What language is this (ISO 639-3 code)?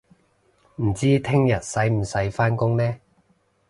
yue